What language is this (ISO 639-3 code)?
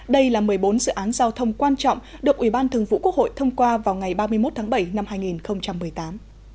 vie